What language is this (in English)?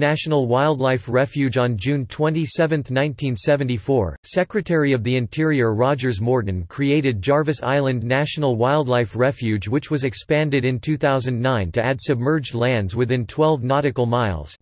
English